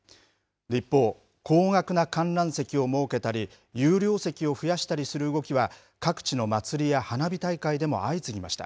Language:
Japanese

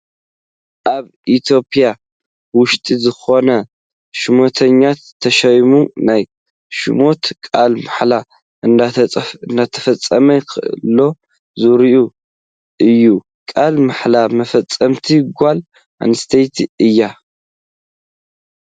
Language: Tigrinya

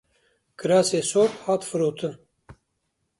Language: Kurdish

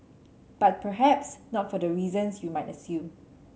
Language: English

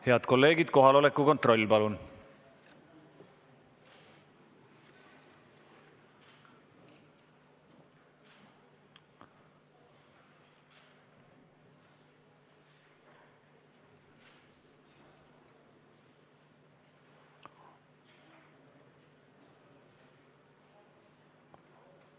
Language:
Estonian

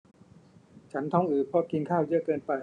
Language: Thai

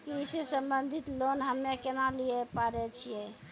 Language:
Maithili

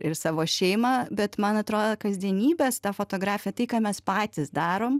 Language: Lithuanian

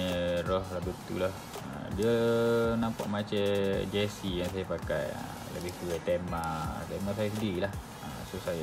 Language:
Malay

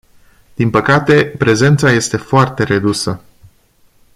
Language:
Romanian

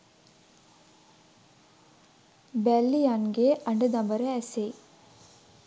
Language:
Sinhala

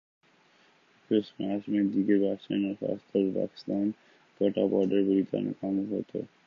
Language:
Urdu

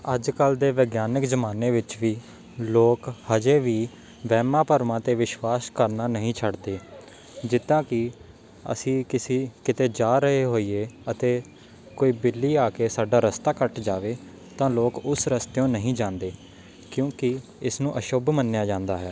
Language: Punjabi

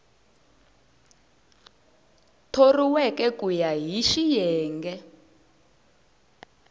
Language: Tsonga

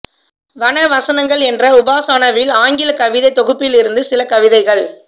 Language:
Tamil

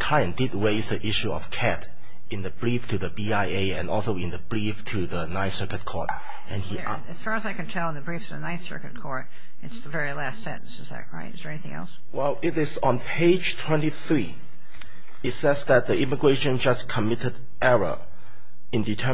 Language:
English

